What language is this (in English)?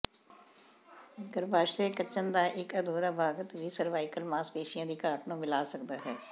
Punjabi